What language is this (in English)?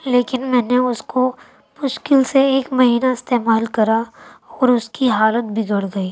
Urdu